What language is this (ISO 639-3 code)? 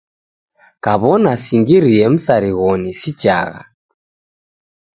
dav